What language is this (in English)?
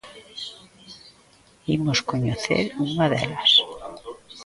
Galician